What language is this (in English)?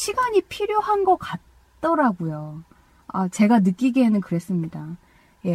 Korean